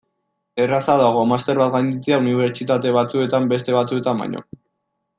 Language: Basque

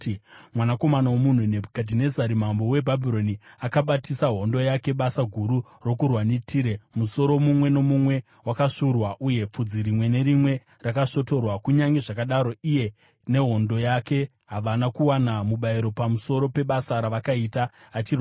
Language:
Shona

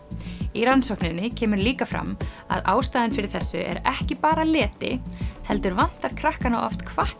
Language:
Icelandic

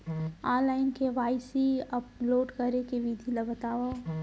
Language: Chhattisgarhi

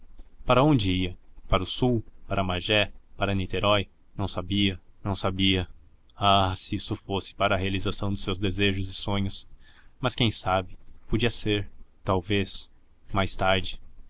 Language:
Portuguese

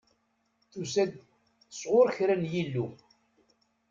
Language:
Kabyle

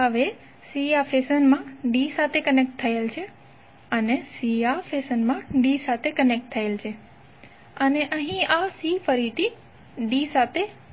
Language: Gujarati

